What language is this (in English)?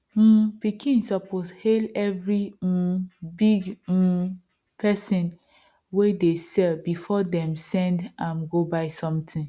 Nigerian Pidgin